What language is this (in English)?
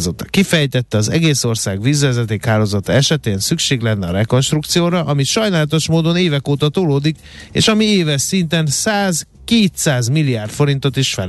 Hungarian